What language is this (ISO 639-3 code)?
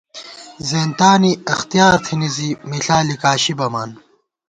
gwt